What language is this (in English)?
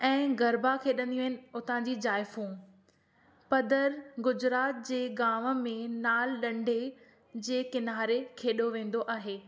Sindhi